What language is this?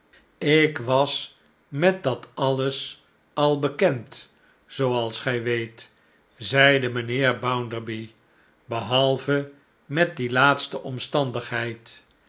Dutch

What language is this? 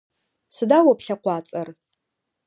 Adyghe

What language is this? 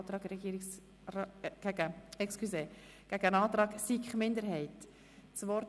Swiss German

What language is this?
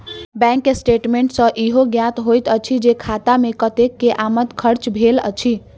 Maithili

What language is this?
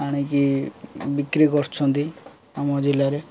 Odia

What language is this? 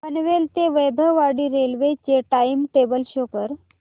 Marathi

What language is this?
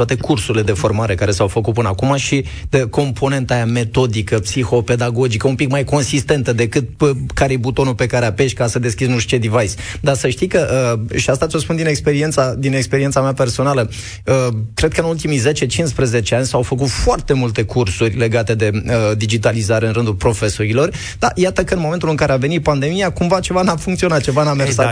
Romanian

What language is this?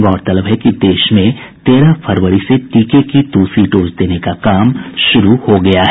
Hindi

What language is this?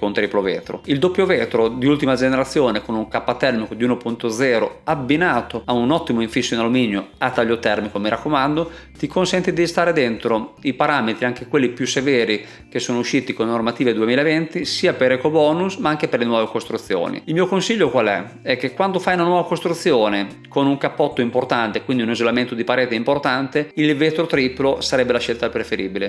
Italian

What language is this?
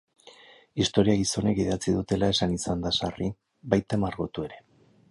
Basque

